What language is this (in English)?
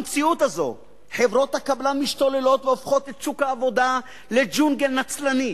Hebrew